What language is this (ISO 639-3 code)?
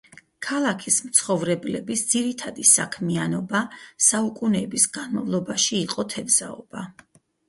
kat